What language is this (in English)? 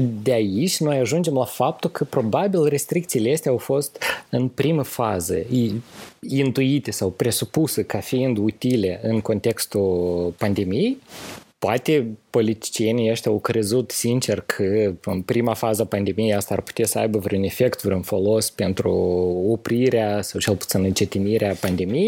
Romanian